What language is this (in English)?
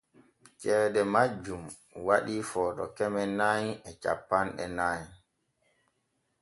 Borgu Fulfulde